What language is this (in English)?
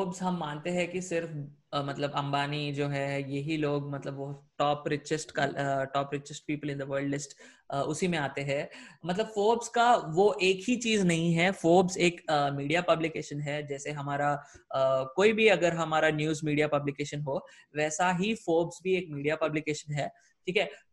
Hindi